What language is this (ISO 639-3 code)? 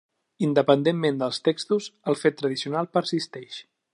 cat